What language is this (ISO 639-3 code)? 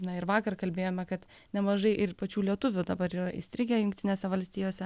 lit